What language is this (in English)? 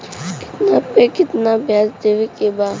Bhojpuri